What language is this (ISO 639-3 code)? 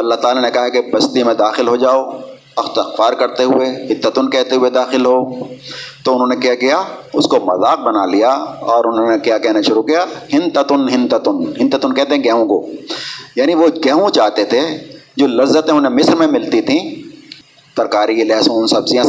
urd